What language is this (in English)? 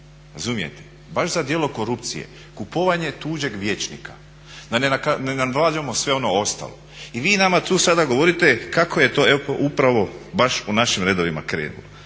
Croatian